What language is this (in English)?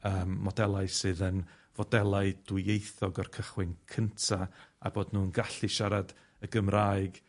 Welsh